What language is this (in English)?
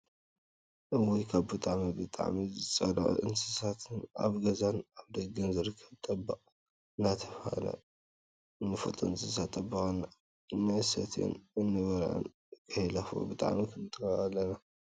Tigrinya